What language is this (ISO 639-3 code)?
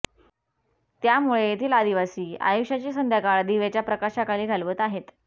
mar